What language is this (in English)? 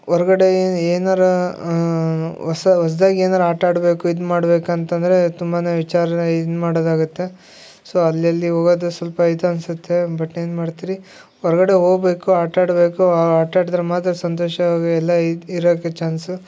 Kannada